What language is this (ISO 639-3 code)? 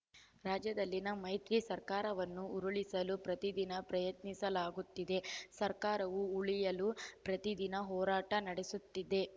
kan